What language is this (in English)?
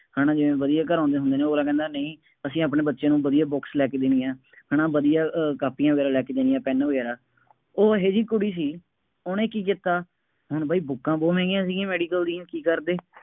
Punjabi